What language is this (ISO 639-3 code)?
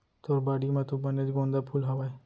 hne